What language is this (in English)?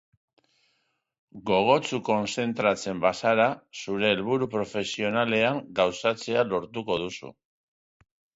Basque